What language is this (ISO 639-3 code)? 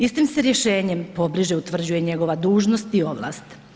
hrv